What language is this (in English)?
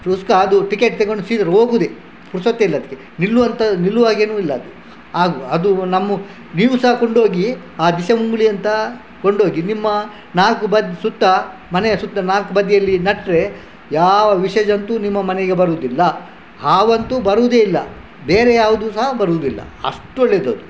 Kannada